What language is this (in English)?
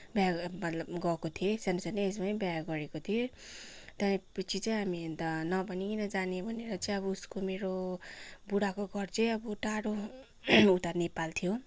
Nepali